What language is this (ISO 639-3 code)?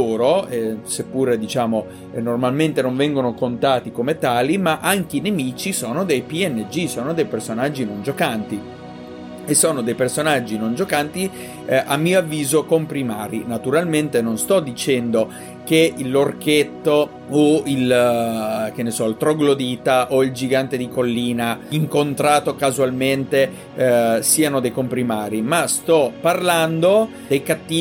ita